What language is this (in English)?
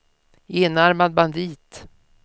Swedish